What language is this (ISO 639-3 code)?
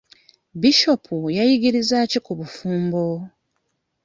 lug